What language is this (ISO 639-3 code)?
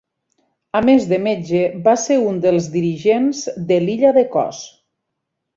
cat